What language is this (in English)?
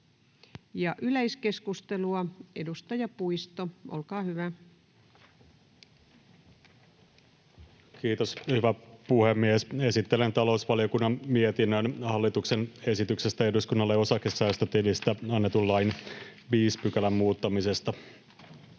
Finnish